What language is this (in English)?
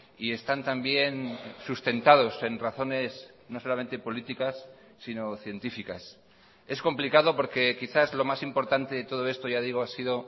Spanish